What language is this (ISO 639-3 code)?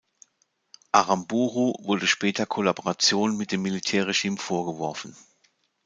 deu